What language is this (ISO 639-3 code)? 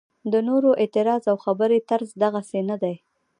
pus